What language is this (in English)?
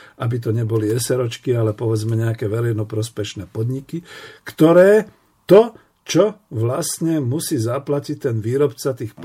Slovak